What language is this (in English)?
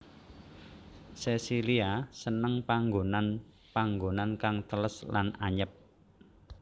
Javanese